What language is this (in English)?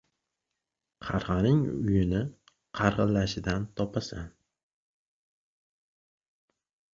Uzbek